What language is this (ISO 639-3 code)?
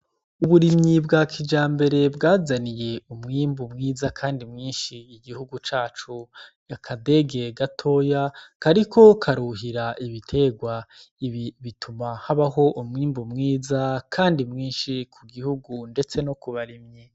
run